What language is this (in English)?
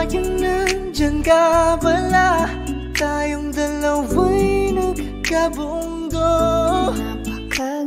Indonesian